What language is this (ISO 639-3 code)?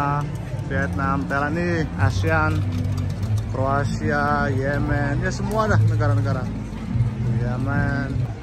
ind